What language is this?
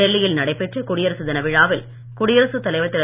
Tamil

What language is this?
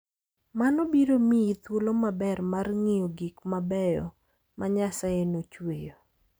Luo (Kenya and Tanzania)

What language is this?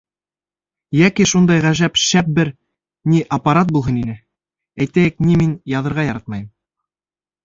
Bashkir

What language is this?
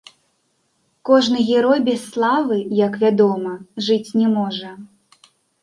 Belarusian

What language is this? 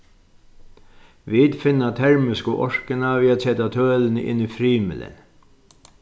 Faroese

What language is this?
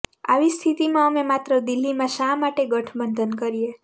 Gujarati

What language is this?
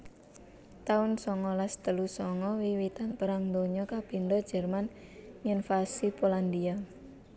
Javanese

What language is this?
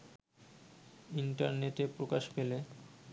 Bangla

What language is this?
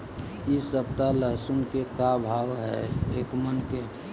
Magahi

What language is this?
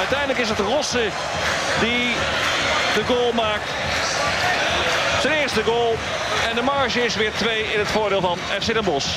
Dutch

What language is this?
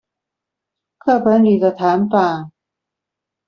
Chinese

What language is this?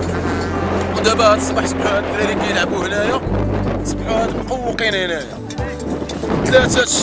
Arabic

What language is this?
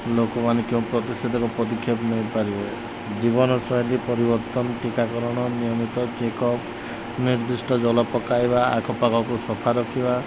Odia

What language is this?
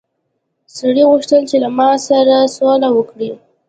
Pashto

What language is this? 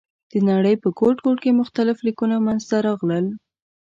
Pashto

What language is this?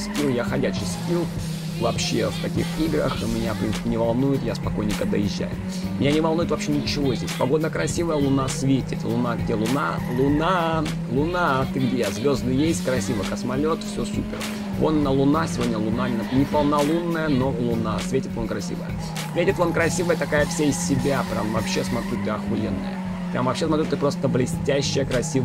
Russian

